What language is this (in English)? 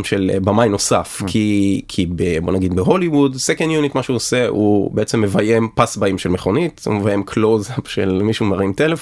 Hebrew